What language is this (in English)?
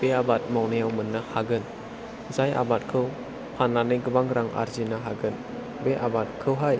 Bodo